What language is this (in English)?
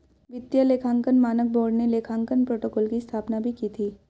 Hindi